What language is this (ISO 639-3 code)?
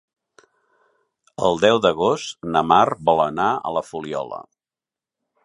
cat